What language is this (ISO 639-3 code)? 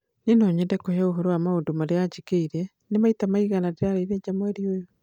kik